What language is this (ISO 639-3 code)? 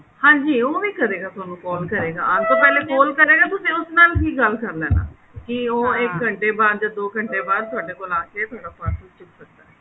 pan